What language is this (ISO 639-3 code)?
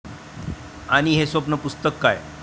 mar